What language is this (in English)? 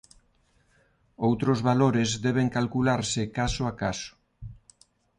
Galician